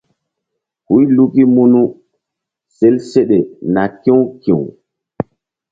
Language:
Mbum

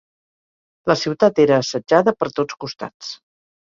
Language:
Catalan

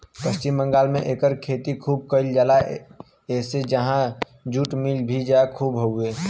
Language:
Bhojpuri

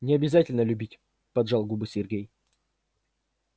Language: Russian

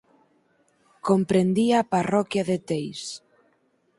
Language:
Galician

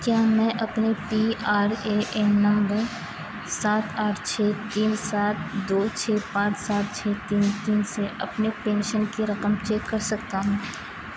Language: Urdu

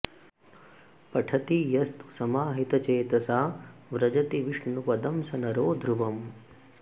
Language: Sanskrit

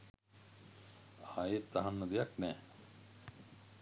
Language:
Sinhala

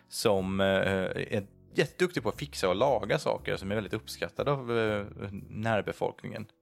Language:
Swedish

